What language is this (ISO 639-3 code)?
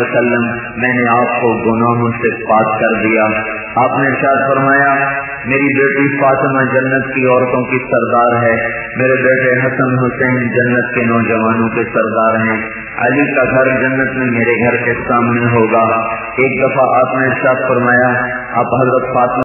ara